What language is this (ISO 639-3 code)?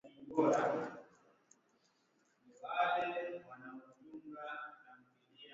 swa